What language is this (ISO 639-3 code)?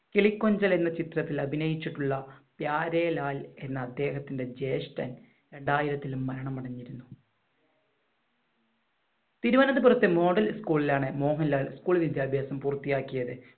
mal